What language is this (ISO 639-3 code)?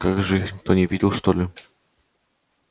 rus